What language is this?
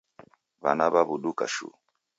Taita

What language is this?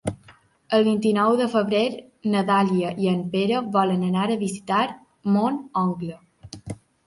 Catalan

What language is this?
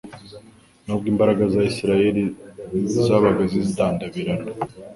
Kinyarwanda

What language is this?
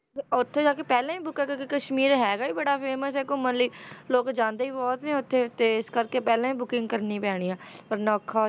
Punjabi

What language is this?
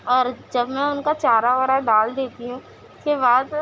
Urdu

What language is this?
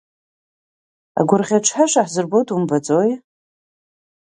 Abkhazian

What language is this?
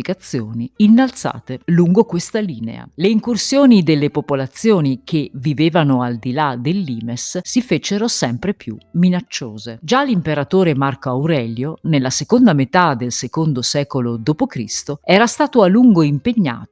Italian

